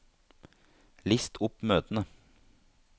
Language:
Norwegian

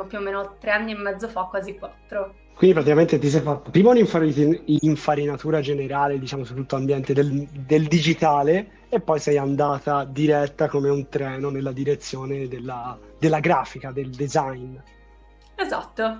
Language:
Italian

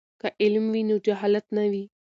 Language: Pashto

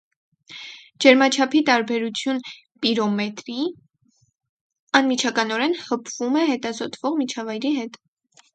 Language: Armenian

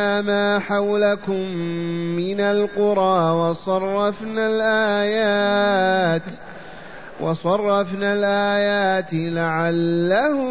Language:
Arabic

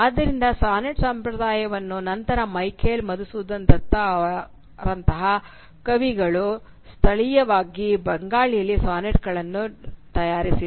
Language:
Kannada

